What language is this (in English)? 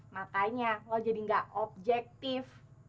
Indonesian